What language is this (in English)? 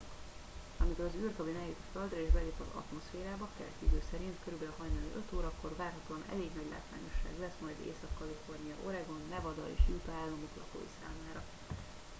Hungarian